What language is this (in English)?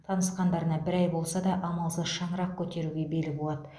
Kazakh